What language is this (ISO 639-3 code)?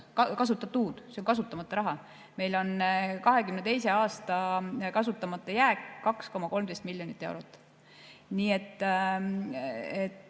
est